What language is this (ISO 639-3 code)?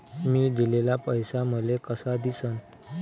mar